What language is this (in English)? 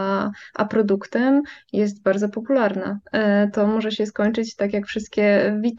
Polish